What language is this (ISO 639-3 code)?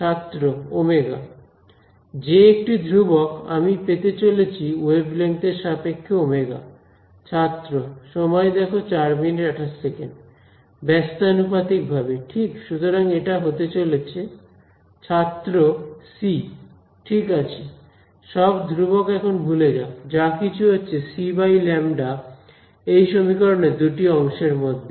ben